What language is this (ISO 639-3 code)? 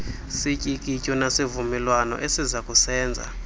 xho